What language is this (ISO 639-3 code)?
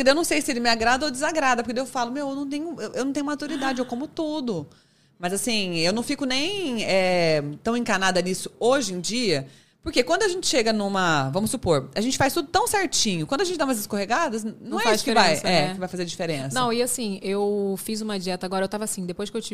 por